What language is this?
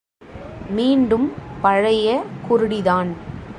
Tamil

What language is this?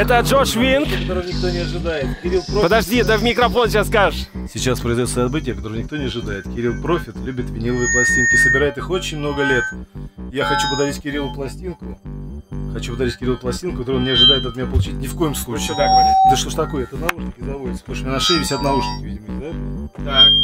Russian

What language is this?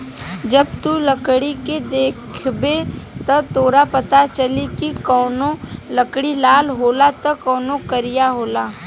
Bhojpuri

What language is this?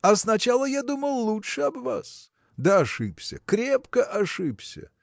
Russian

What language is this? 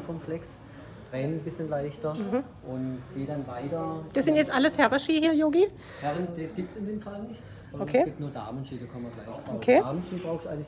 German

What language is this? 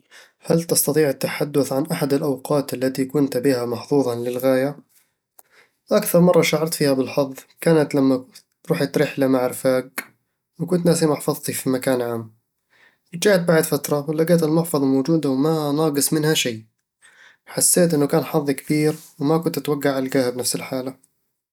Eastern Egyptian Bedawi Arabic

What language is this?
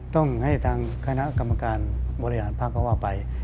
Thai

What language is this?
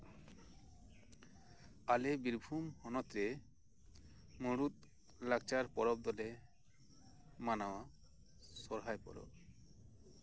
Santali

